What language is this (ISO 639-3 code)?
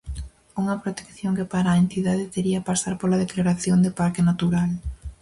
glg